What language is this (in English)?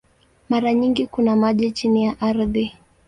Swahili